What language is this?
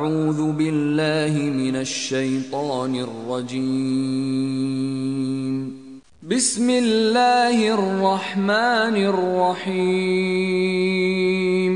Turkish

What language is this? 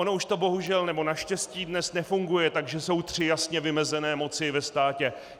Czech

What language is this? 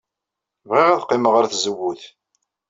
Kabyle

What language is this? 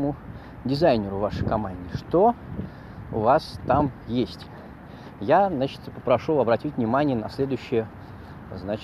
Russian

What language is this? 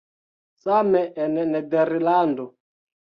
Esperanto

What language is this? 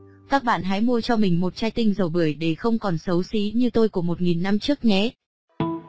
Vietnamese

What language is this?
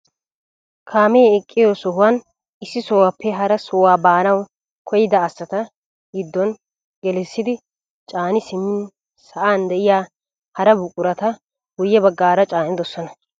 Wolaytta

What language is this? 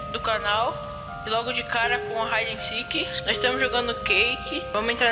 Portuguese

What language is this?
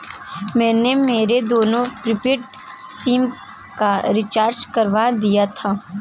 Hindi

